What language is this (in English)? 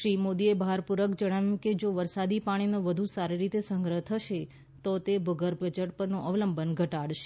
Gujarati